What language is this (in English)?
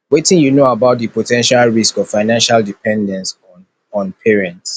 Nigerian Pidgin